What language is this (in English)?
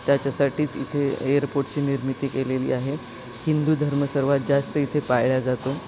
Marathi